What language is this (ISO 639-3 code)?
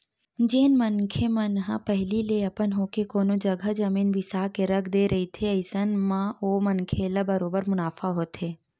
hne